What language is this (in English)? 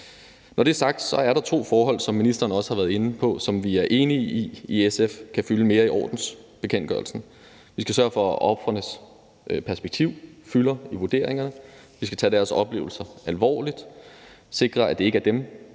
Danish